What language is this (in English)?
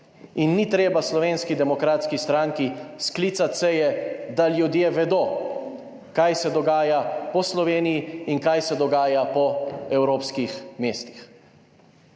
Slovenian